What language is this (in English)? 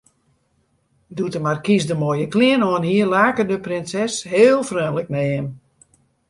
Western Frisian